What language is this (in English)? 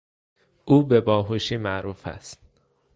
Persian